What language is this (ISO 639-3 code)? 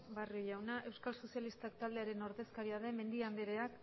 eus